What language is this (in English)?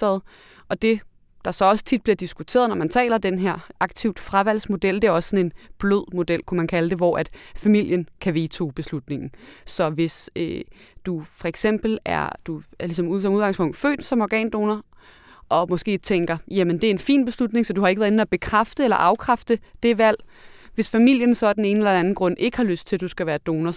Danish